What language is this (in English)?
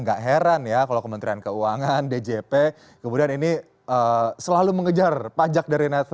Indonesian